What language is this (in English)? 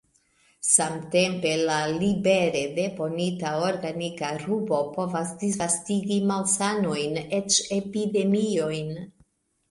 Esperanto